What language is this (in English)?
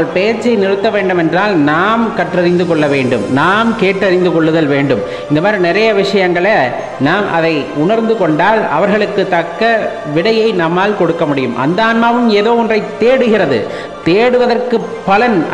Norwegian